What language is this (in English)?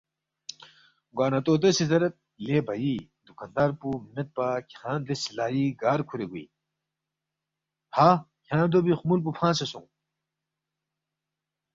Balti